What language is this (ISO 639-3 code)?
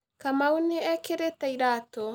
kik